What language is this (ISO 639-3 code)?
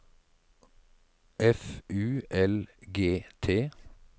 nor